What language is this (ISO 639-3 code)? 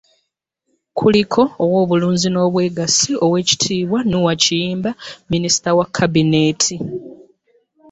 lug